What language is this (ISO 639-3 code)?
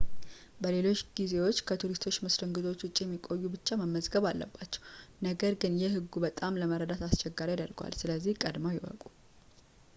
amh